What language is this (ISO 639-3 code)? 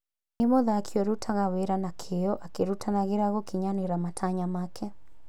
kik